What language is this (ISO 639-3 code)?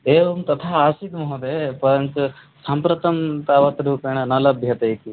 san